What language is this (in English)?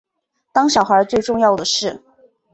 Chinese